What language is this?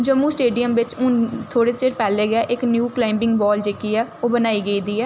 Dogri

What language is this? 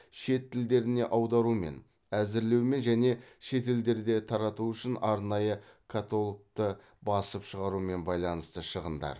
Kazakh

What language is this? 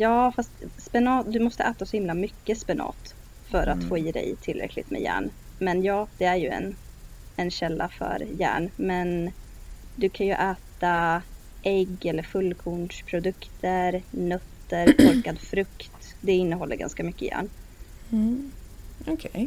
Swedish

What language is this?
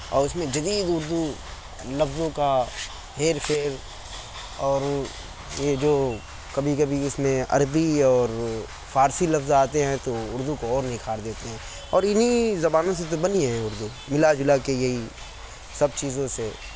Urdu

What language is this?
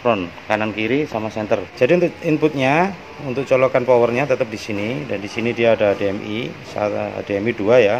Indonesian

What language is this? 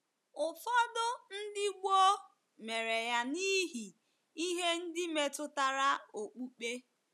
Igbo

